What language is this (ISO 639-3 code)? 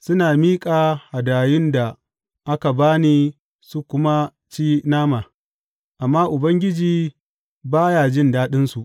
hau